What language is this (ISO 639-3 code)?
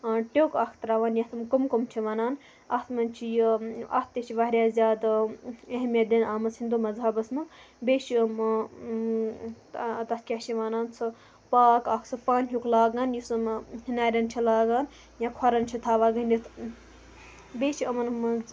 kas